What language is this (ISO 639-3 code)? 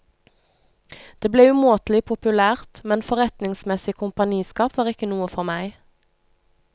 nor